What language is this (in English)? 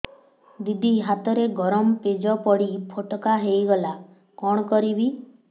Odia